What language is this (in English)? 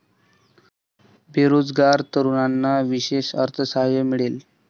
Marathi